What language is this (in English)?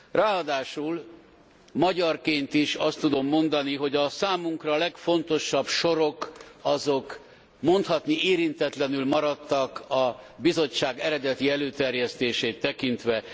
Hungarian